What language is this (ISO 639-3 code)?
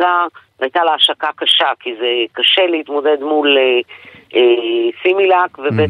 heb